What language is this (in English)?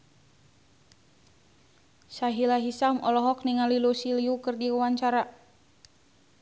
Sundanese